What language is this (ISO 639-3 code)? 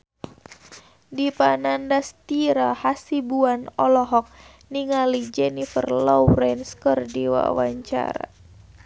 sun